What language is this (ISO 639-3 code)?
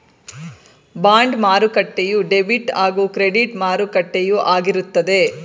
kan